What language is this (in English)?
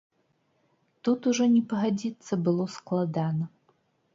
Belarusian